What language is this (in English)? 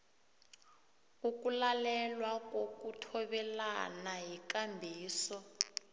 South Ndebele